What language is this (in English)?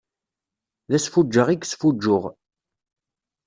Kabyle